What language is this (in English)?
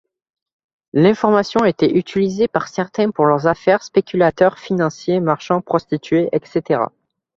French